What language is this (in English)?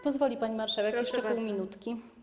Polish